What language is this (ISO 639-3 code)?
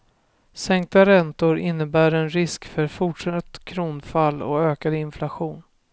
swe